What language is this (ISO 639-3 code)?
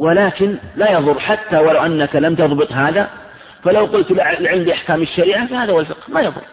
ara